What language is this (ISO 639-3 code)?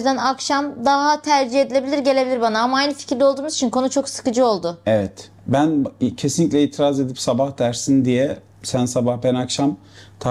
tur